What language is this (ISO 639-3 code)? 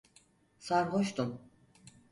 tur